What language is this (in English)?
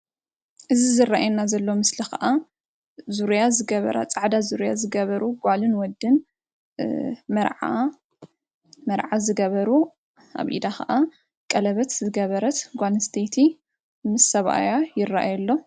Tigrinya